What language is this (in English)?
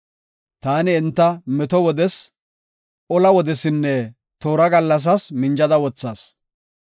Gofa